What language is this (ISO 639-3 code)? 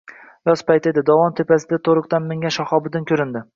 uzb